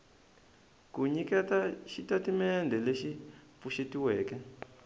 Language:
Tsonga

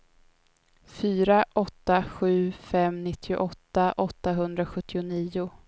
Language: Swedish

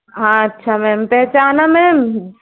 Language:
Hindi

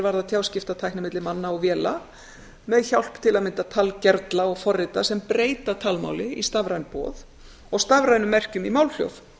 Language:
Icelandic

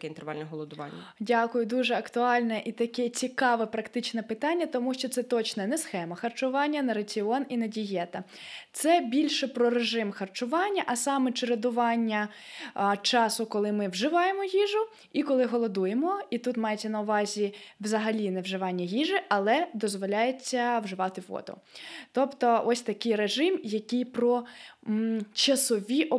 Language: Ukrainian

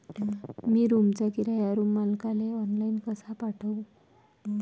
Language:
Marathi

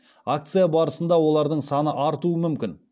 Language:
Kazakh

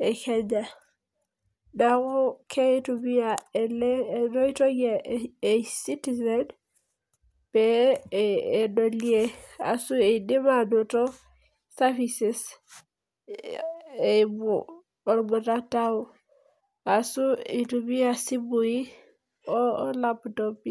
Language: Masai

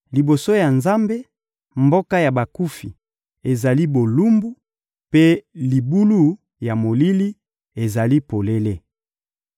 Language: Lingala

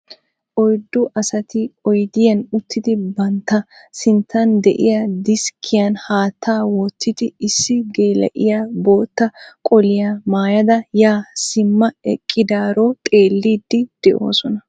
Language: Wolaytta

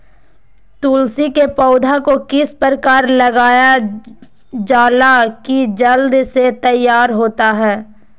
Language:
Magahi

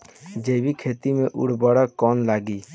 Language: Bhojpuri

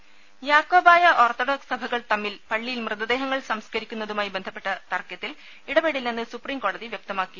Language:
Malayalam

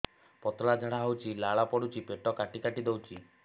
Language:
Odia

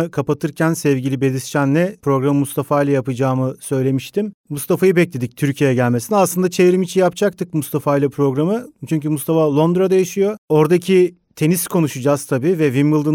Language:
Turkish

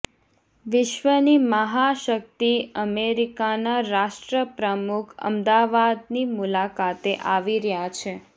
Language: Gujarati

